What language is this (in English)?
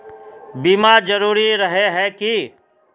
Magahi